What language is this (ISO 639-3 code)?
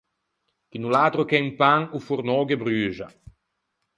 lij